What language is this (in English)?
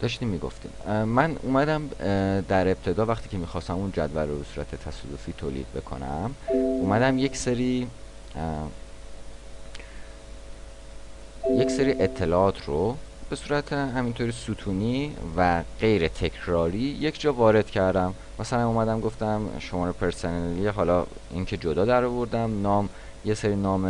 Persian